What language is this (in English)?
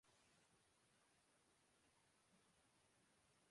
Urdu